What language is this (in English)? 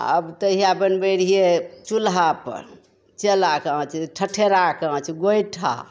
Maithili